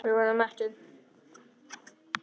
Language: Icelandic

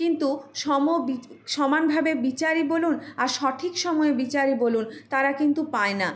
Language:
Bangla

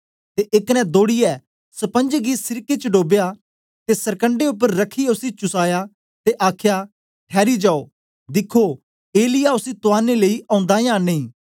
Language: Dogri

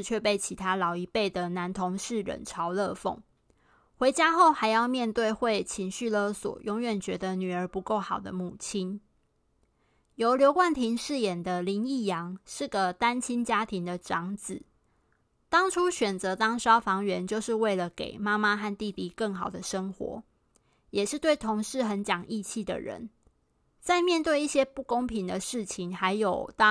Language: Chinese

